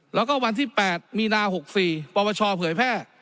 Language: Thai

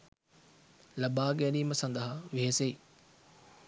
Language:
Sinhala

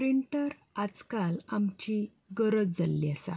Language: Konkani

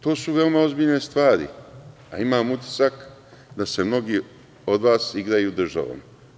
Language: Serbian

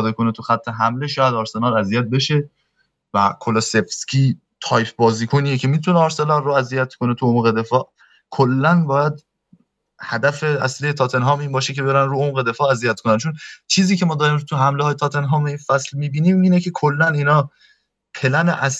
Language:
Persian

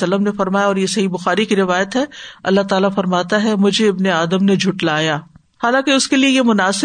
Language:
Urdu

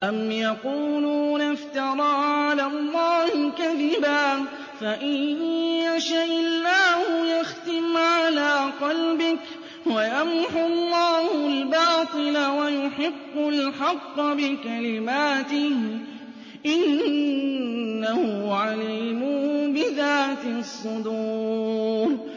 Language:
Arabic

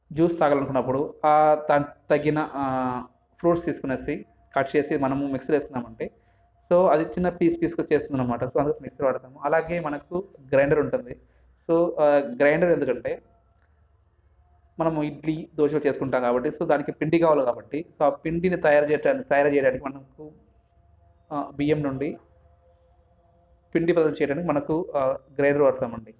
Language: Telugu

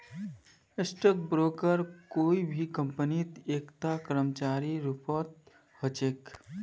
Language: Magahi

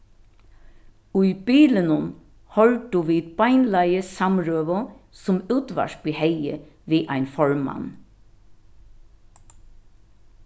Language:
Faroese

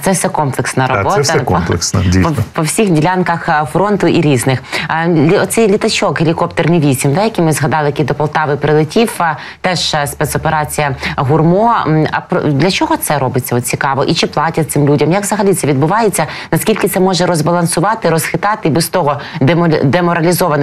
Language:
Ukrainian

